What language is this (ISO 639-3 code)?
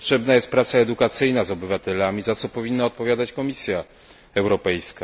pol